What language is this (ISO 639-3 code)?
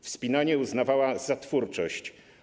pol